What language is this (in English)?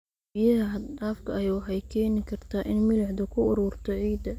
Somali